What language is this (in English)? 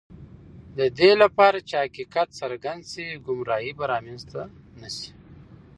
Pashto